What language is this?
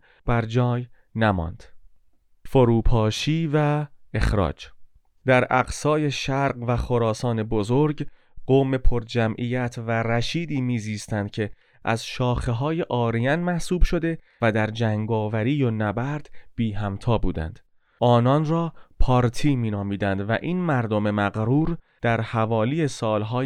Persian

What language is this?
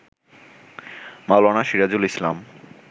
Bangla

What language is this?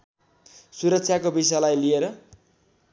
Nepali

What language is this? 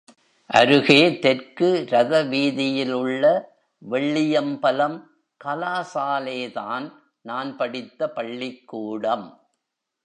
Tamil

